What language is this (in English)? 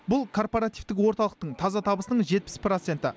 Kazakh